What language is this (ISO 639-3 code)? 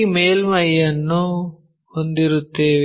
kan